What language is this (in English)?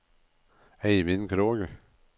Norwegian